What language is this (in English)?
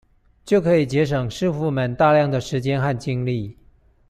Chinese